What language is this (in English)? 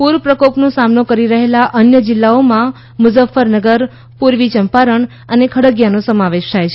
Gujarati